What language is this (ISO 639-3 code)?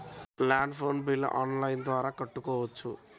tel